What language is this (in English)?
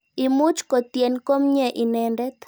Kalenjin